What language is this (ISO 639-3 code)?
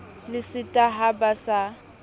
sot